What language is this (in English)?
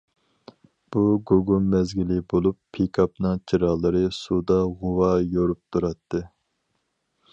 Uyghur